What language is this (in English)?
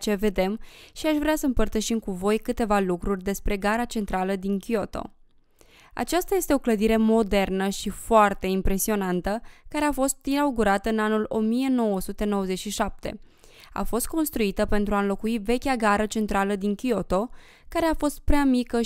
Romanian